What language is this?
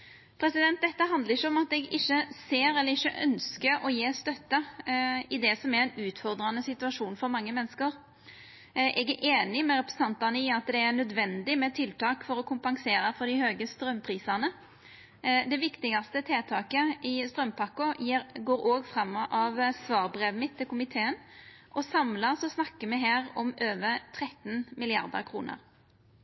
Norwegian Nynorsk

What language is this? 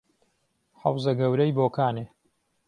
Central Kurdish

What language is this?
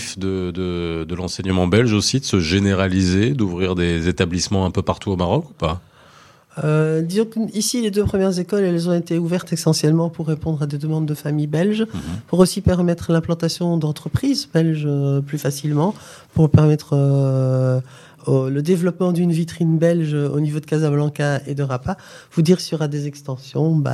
French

